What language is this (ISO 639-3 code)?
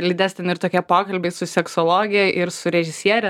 lit